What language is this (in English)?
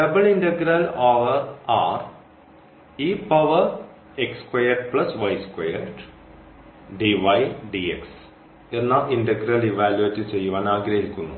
Malayalam